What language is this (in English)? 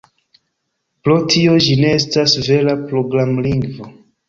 Esperanto